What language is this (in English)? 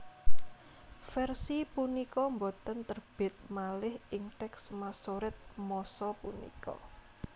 Javanese